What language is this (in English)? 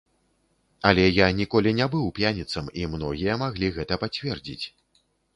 Belarusian